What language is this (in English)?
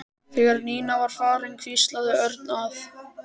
Icelandic